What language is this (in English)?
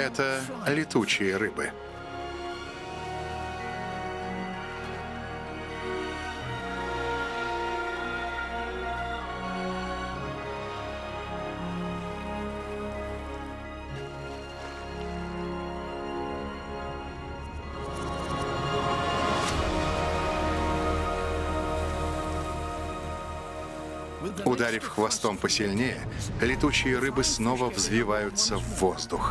Russian